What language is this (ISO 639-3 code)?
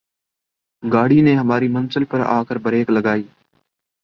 urd